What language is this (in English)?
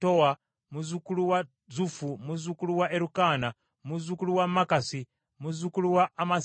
Ganda